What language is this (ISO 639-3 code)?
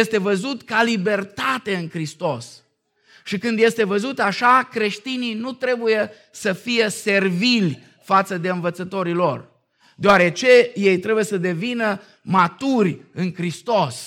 ron